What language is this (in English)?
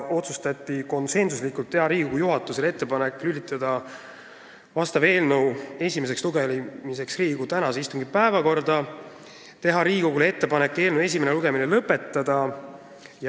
Estonian